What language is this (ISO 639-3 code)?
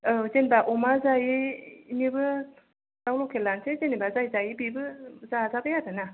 brx